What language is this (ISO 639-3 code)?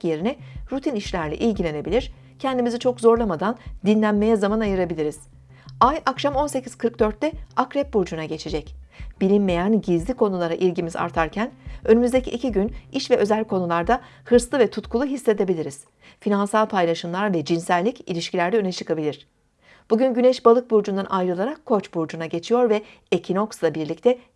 tur